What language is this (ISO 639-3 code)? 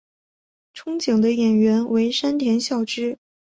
zho